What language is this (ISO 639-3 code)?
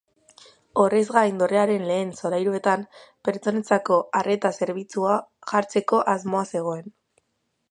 eus